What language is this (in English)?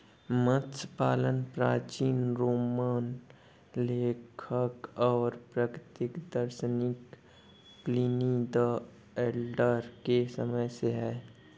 Hindi